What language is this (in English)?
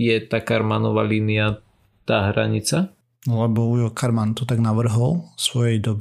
Slovak